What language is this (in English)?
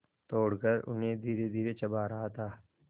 Hindi